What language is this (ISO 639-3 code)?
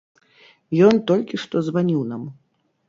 bel